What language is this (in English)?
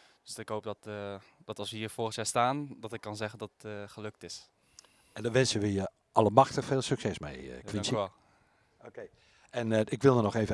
Dutch